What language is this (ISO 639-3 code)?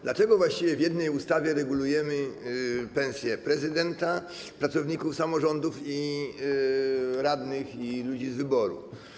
pol